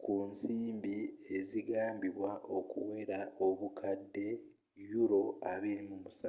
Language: Ganda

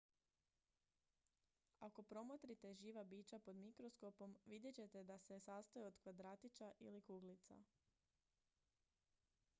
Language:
Croatian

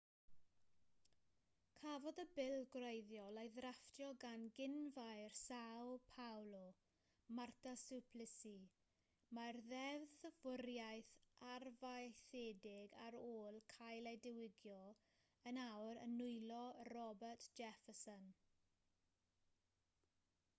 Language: Welsh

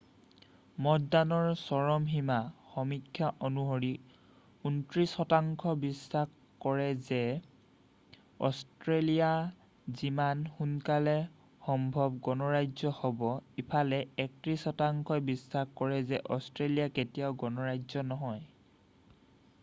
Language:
Assamese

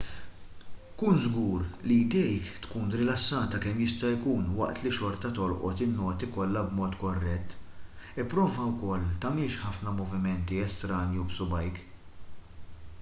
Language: Maltese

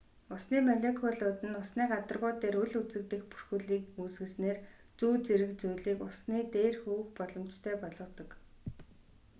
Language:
Mongolian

